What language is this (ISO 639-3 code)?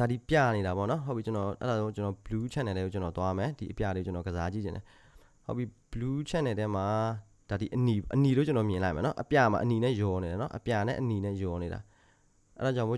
kor